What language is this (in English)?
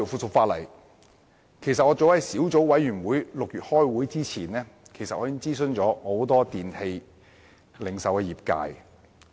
Cantonese